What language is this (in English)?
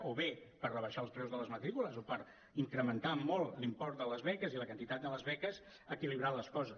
Catalan